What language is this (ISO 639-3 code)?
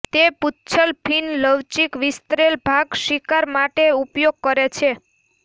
guj